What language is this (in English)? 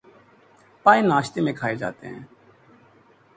Urdu